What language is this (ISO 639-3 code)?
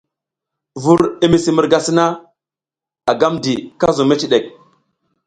giz